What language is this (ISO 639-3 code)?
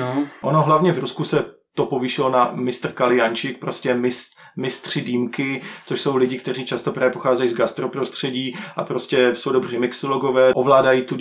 ces